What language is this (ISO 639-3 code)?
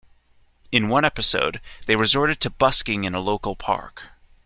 eng